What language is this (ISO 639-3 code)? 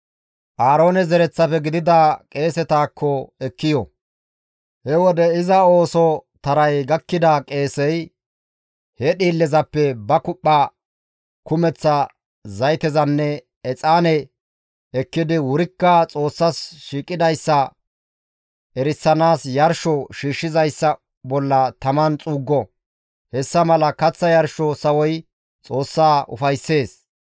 gmv